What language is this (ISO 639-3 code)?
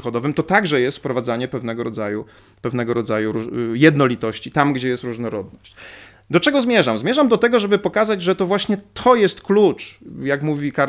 pol